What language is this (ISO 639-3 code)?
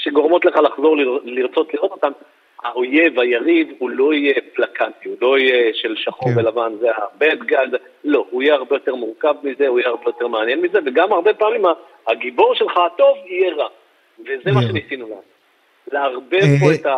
heb